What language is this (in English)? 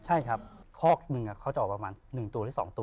Thai